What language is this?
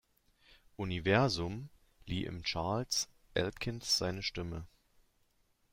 German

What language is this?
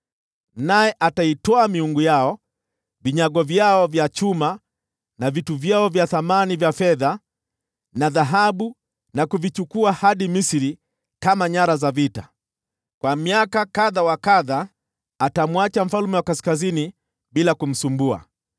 Swahili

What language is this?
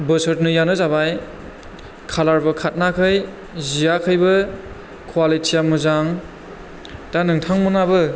Bodo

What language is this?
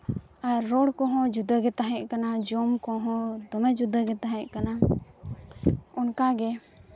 Santali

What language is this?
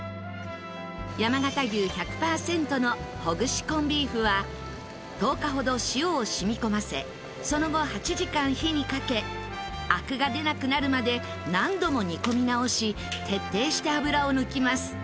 Japanese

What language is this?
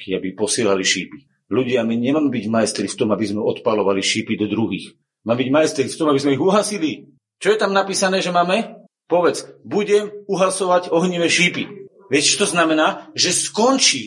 Slovak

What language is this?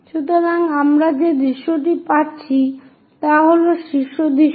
Bangla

